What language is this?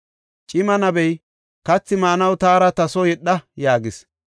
Gofa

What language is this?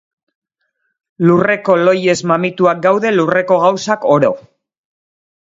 Basque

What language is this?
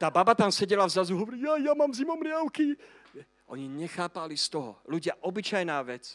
Slovak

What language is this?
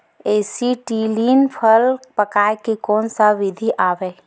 Chhattisgarhi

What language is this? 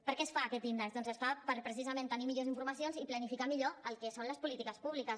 Catalan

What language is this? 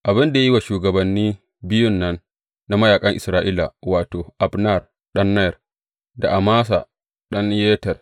Hausa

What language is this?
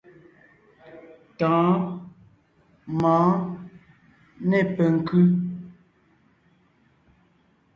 Ngiemboon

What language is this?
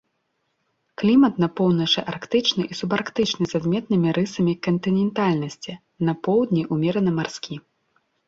Belarusian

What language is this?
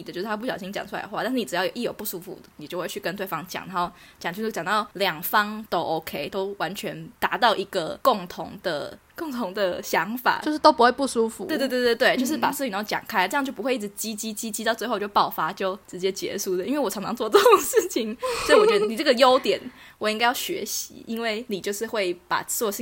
Chinese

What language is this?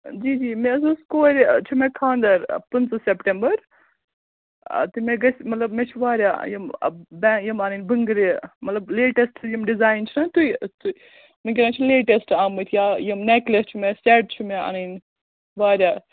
Kashmiri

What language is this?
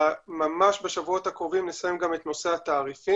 Hebrew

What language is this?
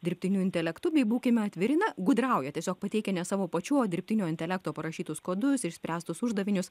Lithuanian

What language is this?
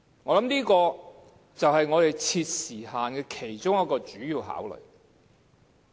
Cantonese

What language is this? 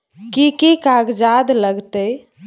Maithili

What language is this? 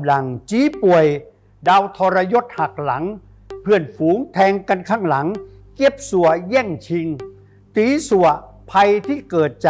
Thai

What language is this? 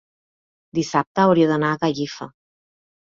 Catalan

